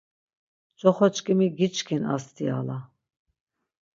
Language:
Laz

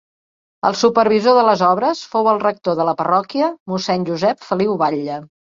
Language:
Catalan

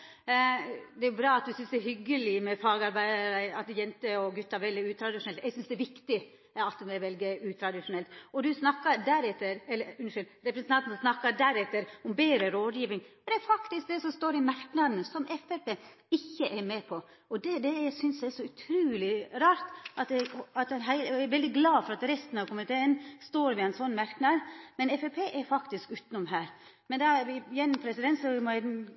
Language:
Norwegian Nynorsk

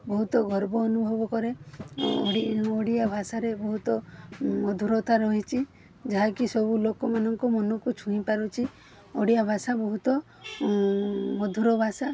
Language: Odia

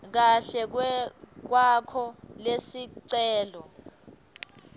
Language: Swati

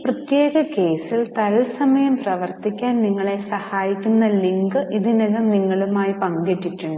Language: Malayalam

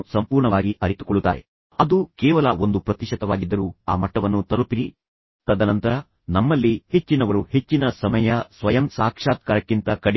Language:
Kannada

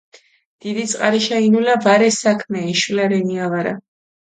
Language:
Mingrelian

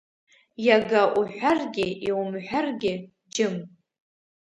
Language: Abkhazian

